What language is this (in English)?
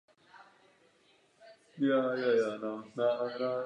Czech